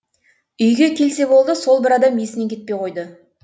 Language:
Kazakh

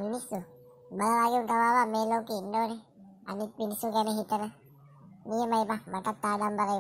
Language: Thai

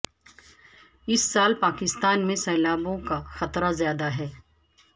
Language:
Urdu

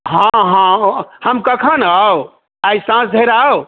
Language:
Maithili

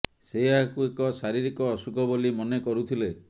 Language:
Odia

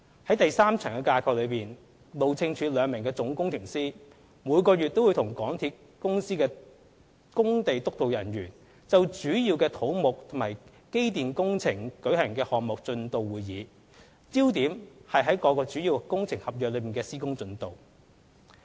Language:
Cantonese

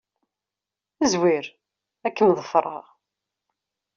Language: Kabyle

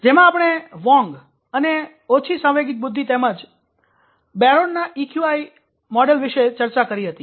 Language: Gujarati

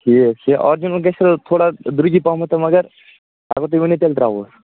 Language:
Kashmiri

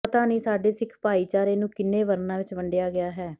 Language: Punjabi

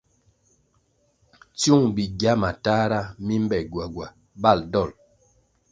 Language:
Kwasio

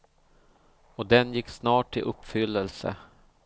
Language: Swedish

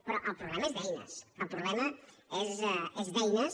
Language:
Catalan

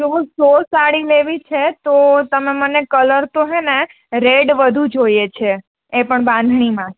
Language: Gujarati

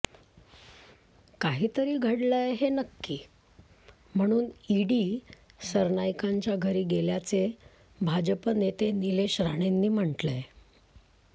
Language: Marathi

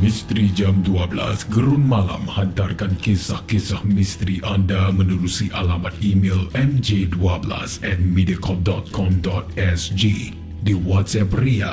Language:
Malay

